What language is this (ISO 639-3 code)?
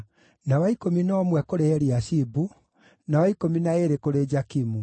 kik